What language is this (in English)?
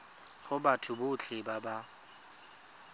Tswana